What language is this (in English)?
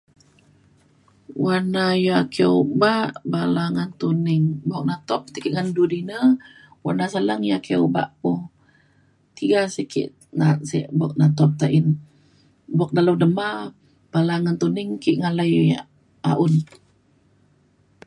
Mainstream Kenyah